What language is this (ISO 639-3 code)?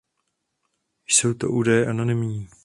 ces